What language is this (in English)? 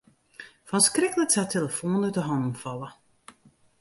Western Frisian